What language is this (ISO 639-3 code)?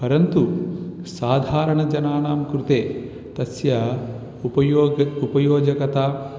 san